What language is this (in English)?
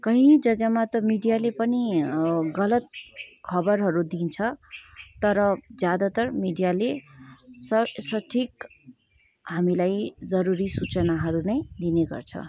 Nepali